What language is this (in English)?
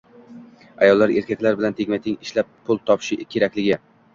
Uzbek